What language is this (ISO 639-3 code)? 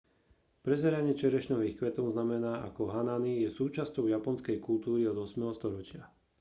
slk